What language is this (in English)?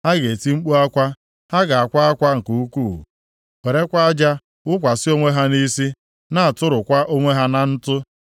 Igbo